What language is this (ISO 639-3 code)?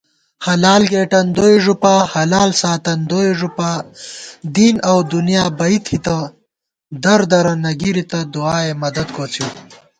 gwt